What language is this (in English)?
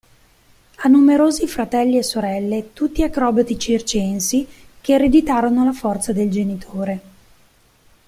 Italian